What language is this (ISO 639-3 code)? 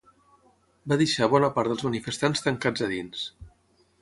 cat